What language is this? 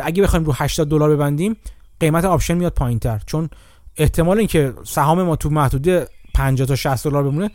Persian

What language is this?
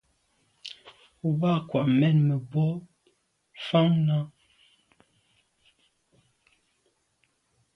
Medumba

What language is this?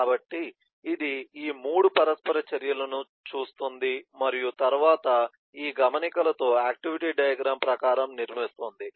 Telugu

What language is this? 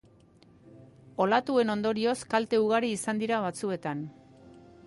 Basque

